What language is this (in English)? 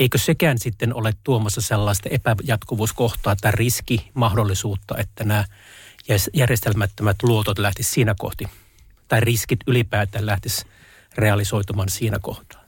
Finnish